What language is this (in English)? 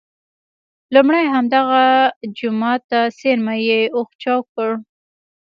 Pashto